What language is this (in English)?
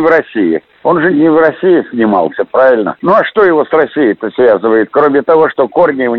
Russian